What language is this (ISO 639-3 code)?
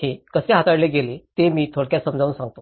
mar